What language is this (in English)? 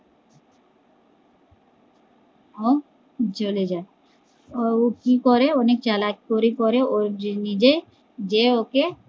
Bangla